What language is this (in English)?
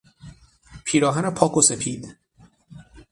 Persian